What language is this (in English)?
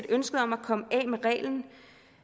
Danish